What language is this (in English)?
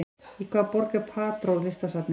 Icelandic